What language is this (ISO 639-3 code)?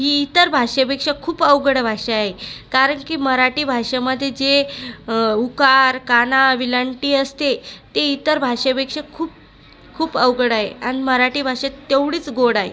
mar